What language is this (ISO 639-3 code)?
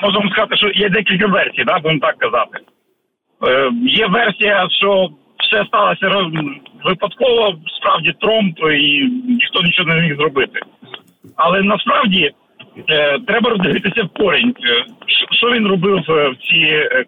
ukr